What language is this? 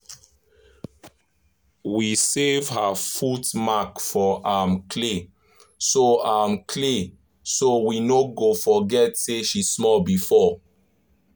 Nigerian Pidgin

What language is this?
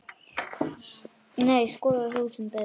Icelandic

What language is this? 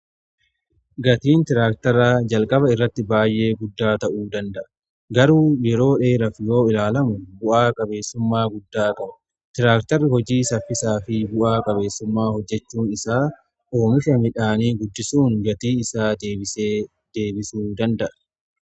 Oromo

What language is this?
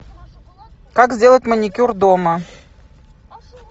Russian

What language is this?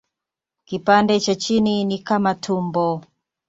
Swahili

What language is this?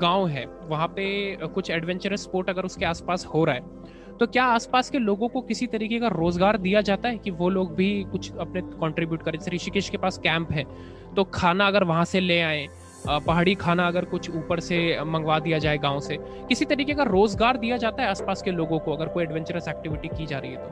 Hindi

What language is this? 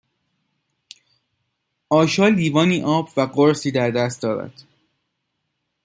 Persian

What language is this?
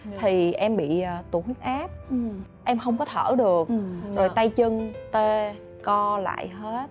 Vietnamese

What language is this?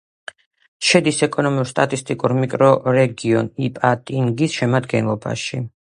Georgian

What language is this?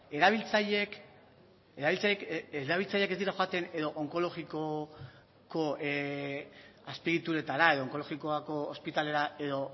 Basque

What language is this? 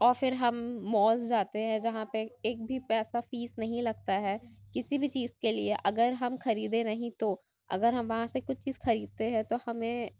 Urdu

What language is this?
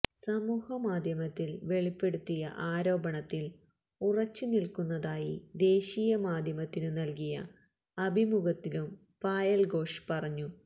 Malayalam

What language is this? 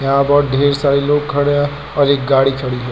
Hindi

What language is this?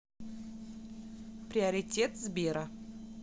Russian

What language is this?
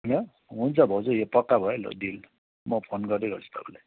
Nepali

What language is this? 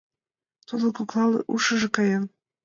Mari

